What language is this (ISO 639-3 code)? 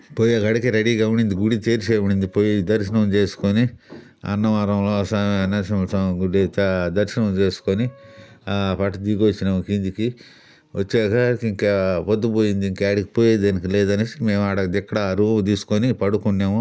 tel